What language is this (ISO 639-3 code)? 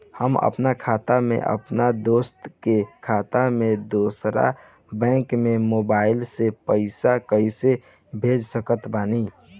bho